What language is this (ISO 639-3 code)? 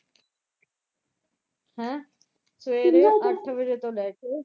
pan